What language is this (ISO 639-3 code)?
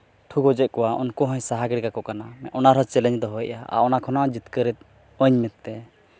sat